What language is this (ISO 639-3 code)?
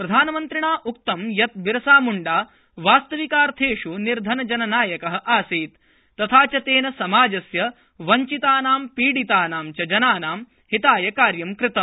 san